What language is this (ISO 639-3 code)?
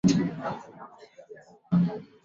zho